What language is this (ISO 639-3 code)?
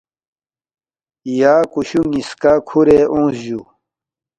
bft